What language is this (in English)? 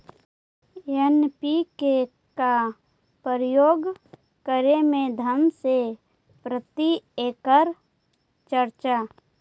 Magahi